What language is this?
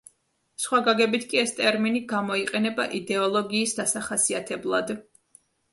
Georgian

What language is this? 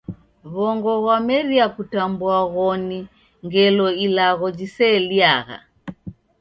Taita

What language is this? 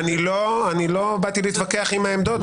Hebrew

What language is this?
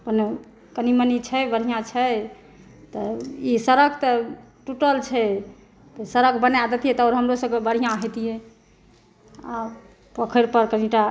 Maithili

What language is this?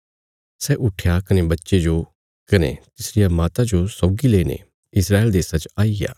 Bilaspuri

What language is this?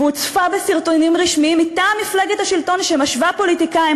Hebrew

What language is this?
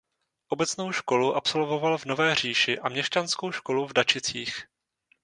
Czech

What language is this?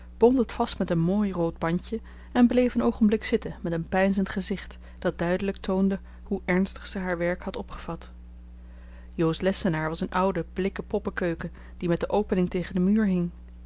Dutch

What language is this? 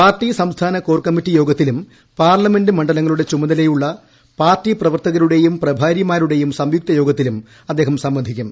Malayalam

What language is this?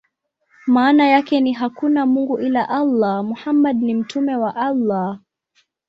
Swahili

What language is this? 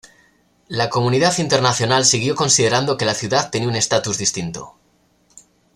Spanish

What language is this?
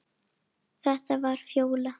Icelandic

